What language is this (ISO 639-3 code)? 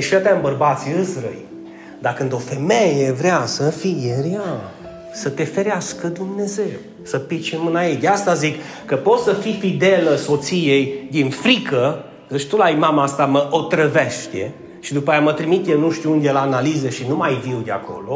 ron